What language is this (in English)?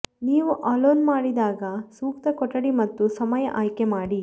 Kannada